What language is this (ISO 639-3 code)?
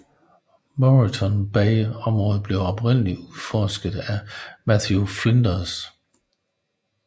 dan